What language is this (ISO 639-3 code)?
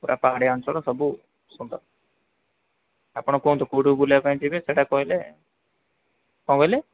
ori